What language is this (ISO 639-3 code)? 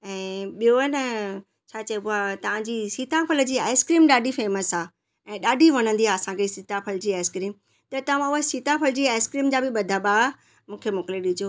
snd